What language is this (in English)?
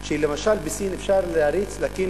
Hebrew